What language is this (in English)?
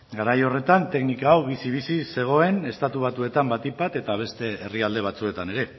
Basque